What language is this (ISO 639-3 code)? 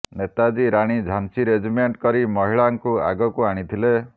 ori